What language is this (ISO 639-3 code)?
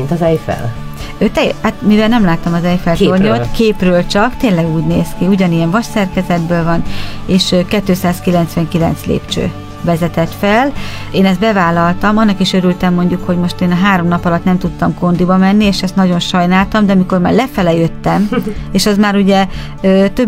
hun